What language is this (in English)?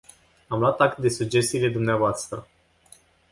Romanian